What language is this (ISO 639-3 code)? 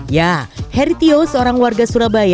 ind